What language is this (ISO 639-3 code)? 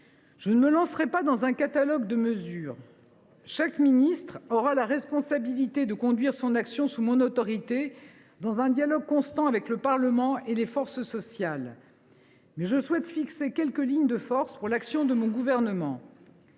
fra